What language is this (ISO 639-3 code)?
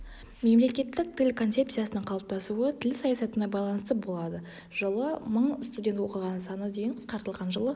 kaz